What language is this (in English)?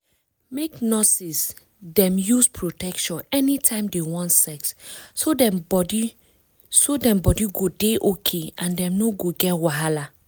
Nigerian Pidgin